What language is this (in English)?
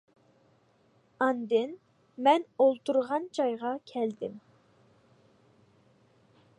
Uyghur